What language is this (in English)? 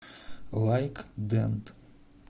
Russian